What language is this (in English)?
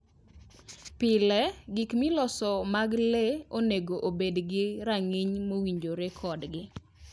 Luo (Kenya and Tanzania)